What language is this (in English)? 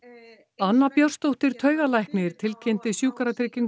Icelandic